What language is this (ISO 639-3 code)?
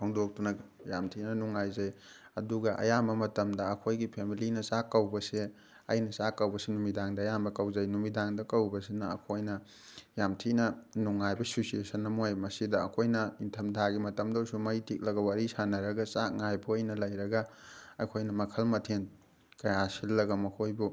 mni